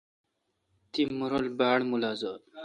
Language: Kalkoti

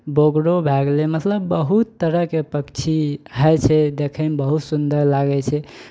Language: Maithili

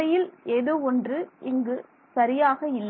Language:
Tamil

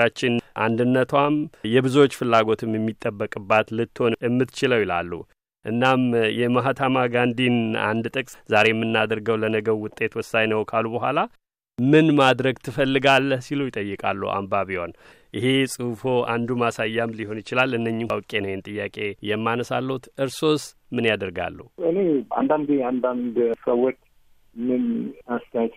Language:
Amharic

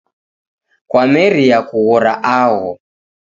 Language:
Taita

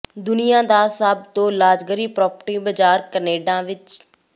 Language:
Punjabi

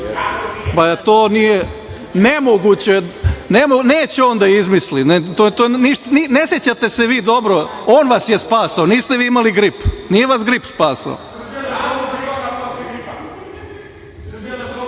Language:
Serbian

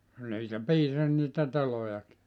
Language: Finnish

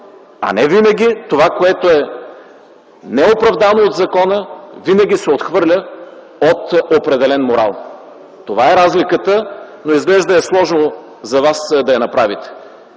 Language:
Bulgarian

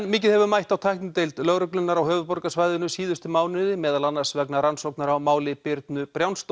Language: Icelandic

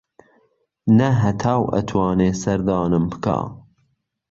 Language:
Central Kurdish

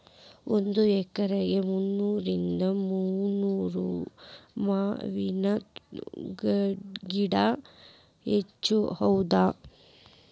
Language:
Kannada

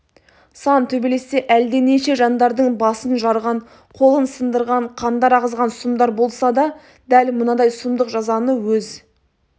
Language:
Kazakh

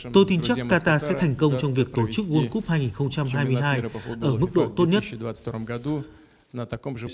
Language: Vietnamese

